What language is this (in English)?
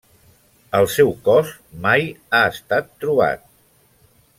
Catalan